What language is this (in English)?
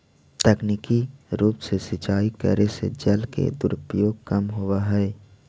Magahi